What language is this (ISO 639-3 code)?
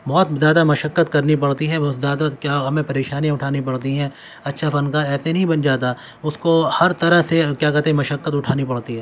urd